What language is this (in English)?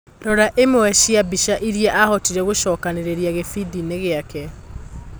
Kikuyu